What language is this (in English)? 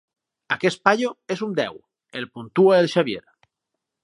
Catalan